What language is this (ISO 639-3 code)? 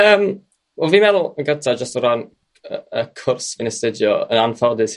cym